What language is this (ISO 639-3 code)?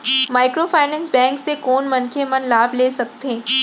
hne